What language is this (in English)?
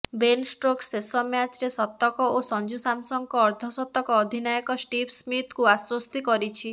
Odia